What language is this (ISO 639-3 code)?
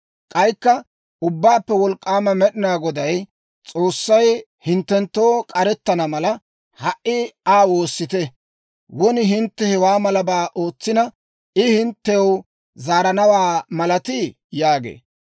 dwr